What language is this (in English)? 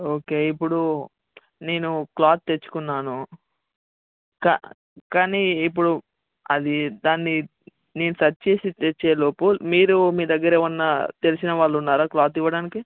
Telugu